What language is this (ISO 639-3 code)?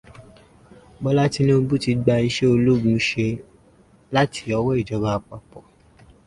yor